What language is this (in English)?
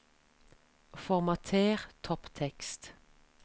Norwegian